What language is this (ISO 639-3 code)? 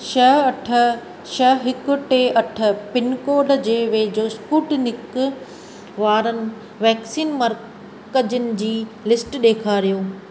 snd